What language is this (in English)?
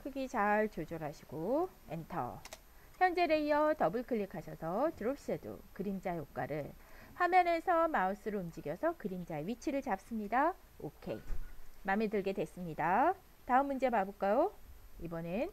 Korean